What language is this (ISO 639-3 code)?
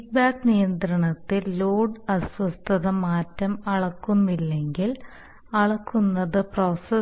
mal